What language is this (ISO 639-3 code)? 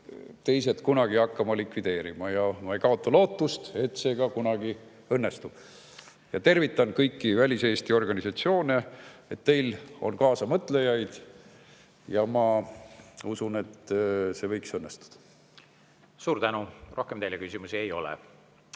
est